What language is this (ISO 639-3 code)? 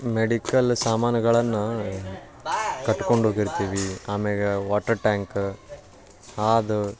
kan